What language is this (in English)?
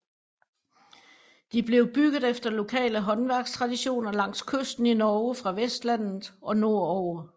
Danish